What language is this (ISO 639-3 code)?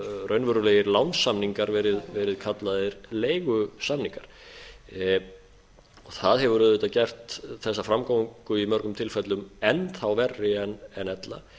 isl